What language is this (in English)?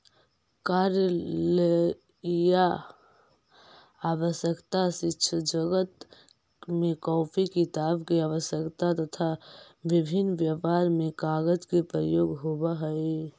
Magahi